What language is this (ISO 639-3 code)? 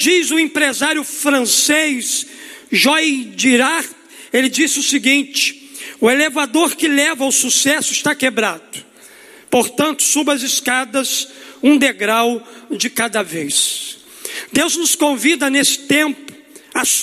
por